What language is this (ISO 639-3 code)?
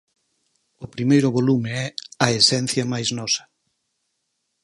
glg